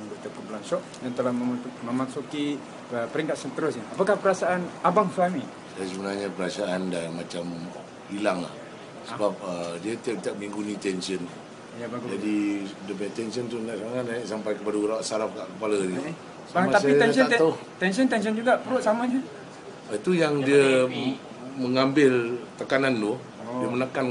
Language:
Malay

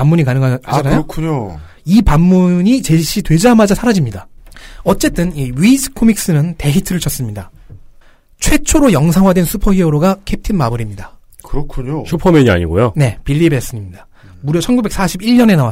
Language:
Korean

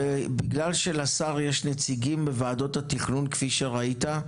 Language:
Hebrew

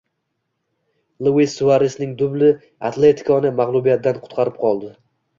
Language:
Uzbek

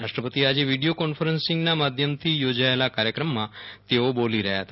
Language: Gujarati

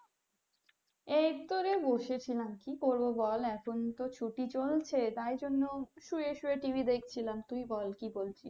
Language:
Bangla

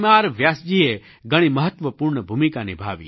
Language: Gujarati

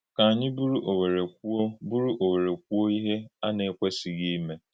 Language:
Igbo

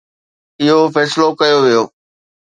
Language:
Sindhi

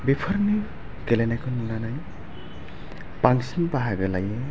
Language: Bodo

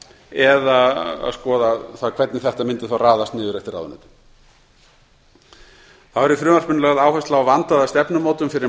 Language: Icelandic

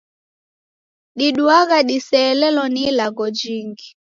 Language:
Taita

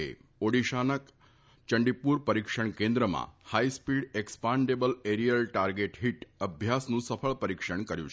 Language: Gujarati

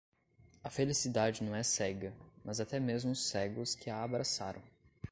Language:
Portuguese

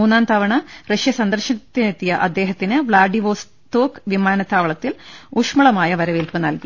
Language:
Malayalam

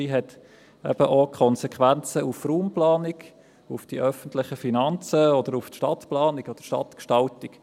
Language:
Swiss German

